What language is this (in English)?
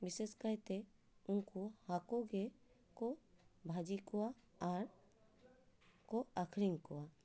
Santali